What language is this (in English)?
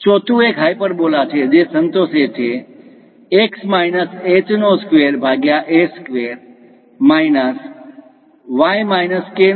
Gujarati